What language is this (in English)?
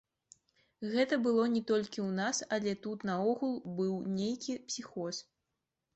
Belarusian